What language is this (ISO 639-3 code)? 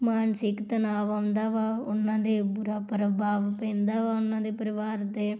pan